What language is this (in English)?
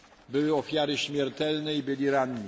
Polish